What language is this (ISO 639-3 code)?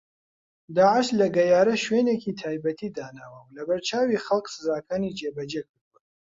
ckb